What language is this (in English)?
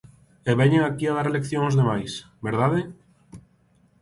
Galician